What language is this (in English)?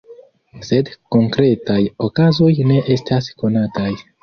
Esperanto